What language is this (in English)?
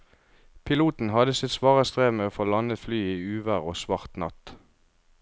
Norwegian